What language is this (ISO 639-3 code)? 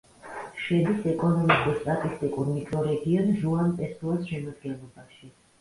kat